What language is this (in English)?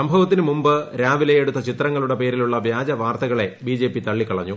Malayalam